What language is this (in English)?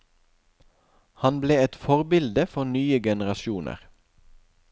Norwegian